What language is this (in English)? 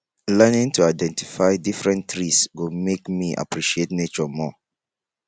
Nigerian Pidgin